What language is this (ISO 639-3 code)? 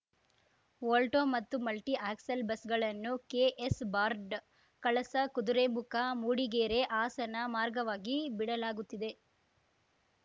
kan